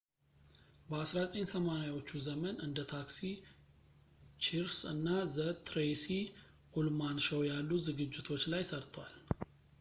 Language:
Amharic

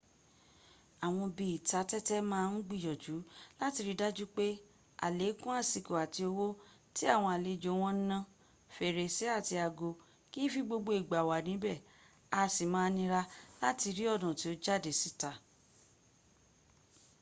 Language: Yoruba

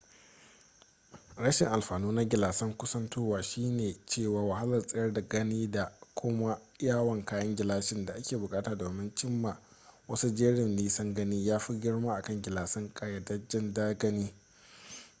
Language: Hausa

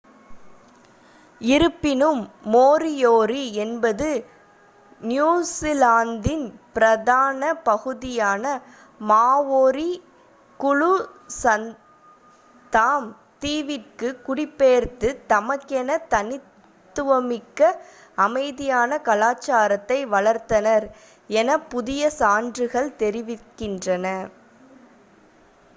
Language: Tamil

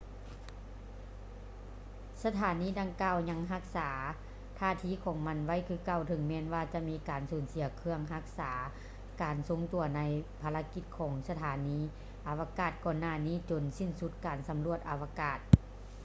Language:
Lao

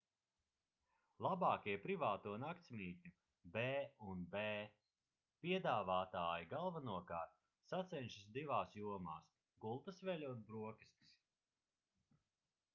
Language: Latvian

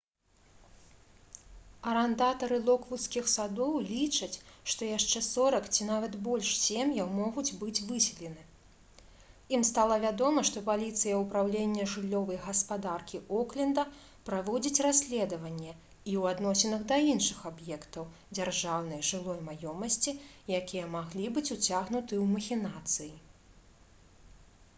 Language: Belarusian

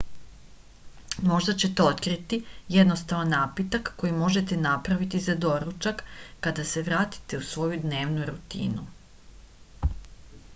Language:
Serbian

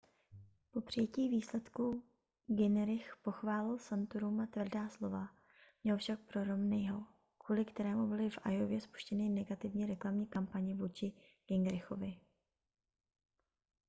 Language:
Czech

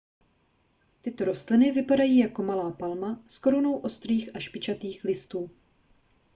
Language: Czech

